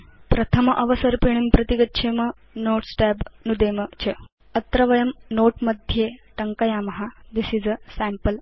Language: Sanskrit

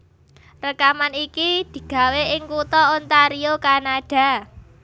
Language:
Javanese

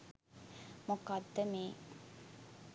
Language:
Sinhala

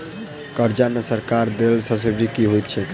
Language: Maithili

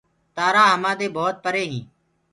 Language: Gurgula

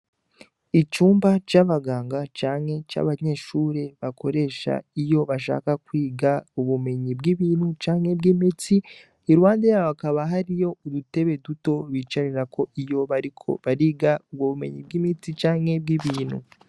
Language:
Rundi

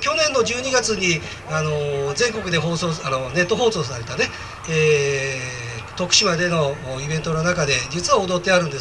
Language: Japanese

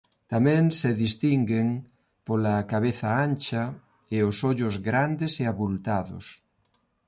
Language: Galician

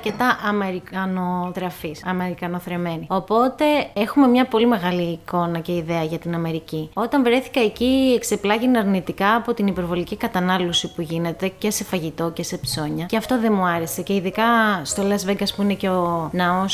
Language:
Greek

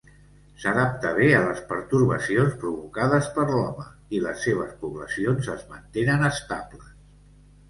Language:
Catalan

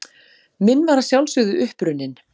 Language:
Icelandic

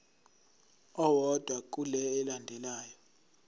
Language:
Zulu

